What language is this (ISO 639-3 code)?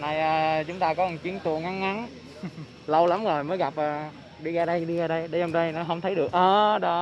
vie